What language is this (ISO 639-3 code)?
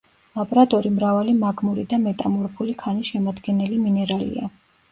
kat